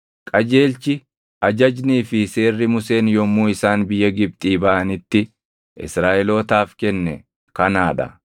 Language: Oromo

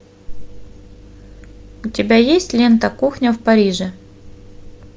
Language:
Russian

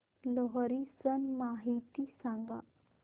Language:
Marathi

